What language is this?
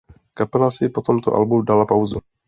Czech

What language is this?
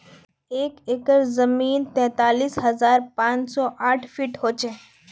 Magahi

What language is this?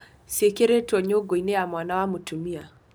Kikuyu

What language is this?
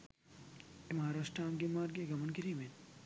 Sinhala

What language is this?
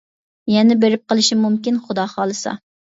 Uyghur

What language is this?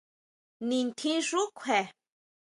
Huautla Mazatec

